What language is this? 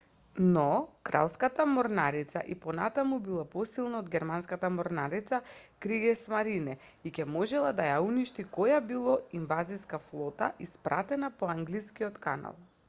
Macedonian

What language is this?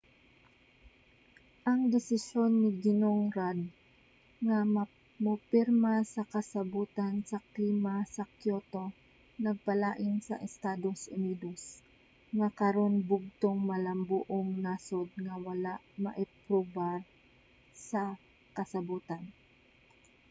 Cebuano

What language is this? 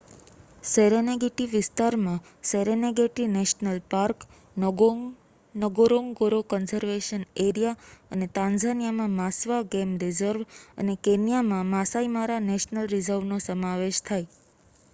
Gujarati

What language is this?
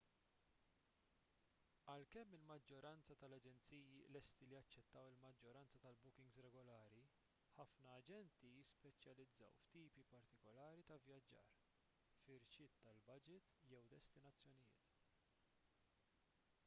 Maltese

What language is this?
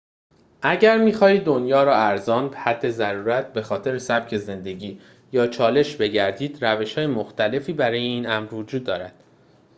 Persian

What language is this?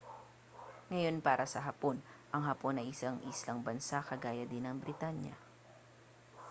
Filipino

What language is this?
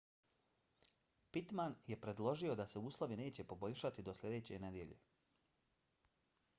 Bosnian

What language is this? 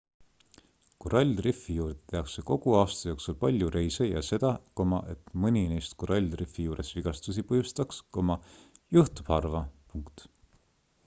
Estonian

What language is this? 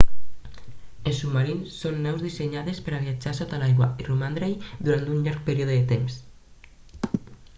Catalan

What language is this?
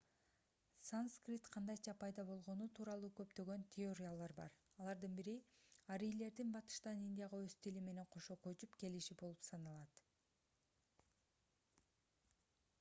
Kyrgyz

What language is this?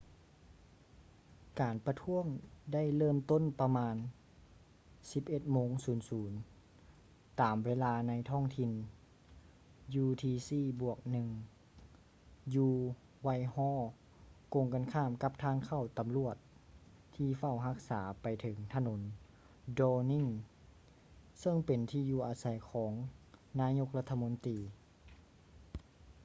Lao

